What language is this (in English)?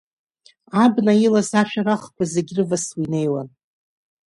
Abkhazian